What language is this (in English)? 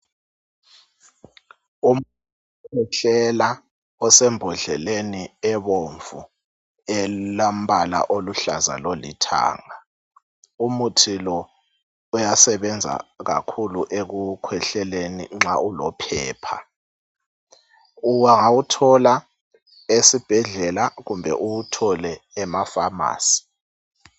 North Ndebele